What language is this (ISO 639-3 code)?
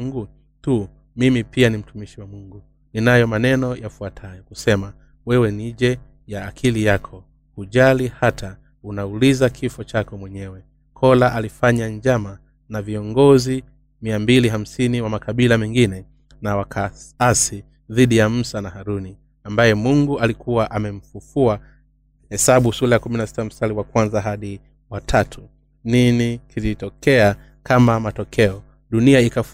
swa